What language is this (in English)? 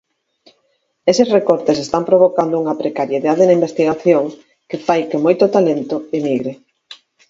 Galician